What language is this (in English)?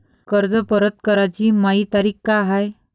Marathi